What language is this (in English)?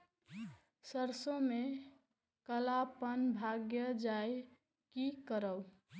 Maithili